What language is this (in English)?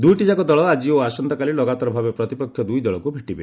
Odia